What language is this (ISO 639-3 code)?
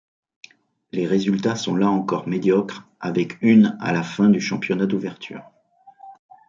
fra